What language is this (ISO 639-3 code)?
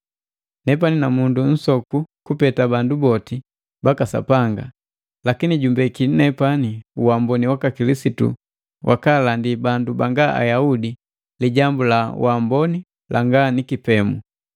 mgv